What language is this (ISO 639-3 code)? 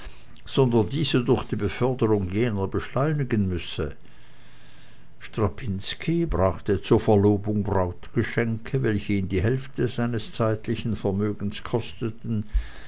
deu